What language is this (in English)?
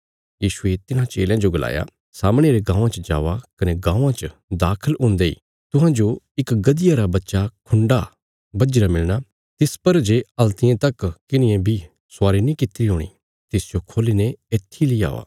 Bilaspuri